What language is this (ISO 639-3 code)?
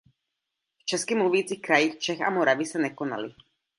ces